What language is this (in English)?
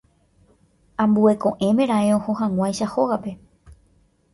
Guarani